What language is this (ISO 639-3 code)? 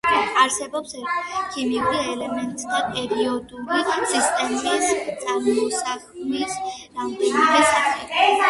kat